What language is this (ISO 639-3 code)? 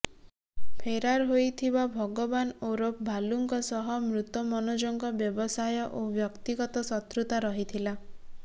ori